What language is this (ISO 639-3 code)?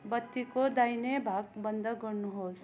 nep